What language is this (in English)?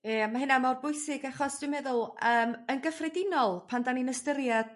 Welsh